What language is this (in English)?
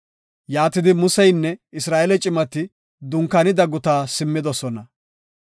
Gofa